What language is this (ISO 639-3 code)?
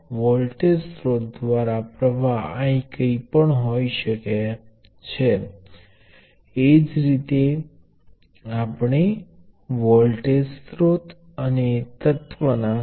guj